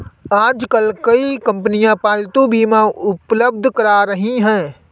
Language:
Hindi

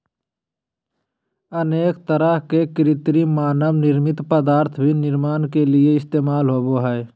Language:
Magahi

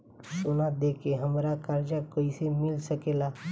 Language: Bhojpuri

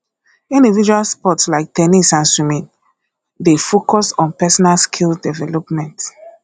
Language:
Nigerian Pidgin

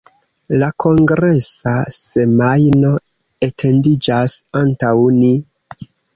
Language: Esperanto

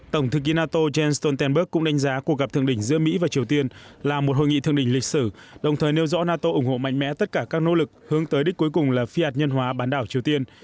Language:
Vietnamese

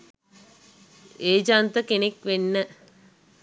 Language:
Sinhala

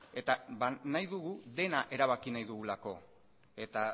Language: Basque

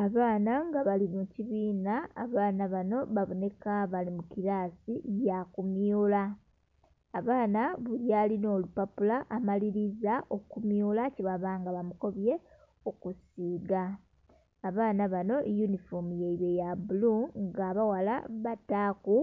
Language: Soga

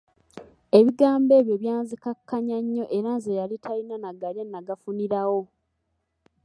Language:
Ganda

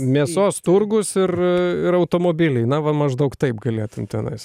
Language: Lithuanian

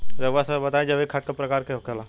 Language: Bhojpuri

